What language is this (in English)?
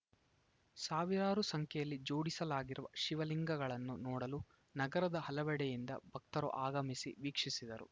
Kannada